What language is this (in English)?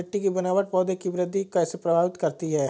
Hindi